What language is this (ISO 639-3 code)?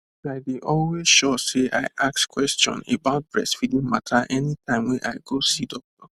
pcm